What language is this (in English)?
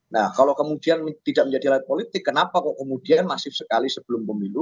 Indonesian